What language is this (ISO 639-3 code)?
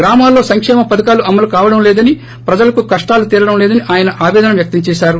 tel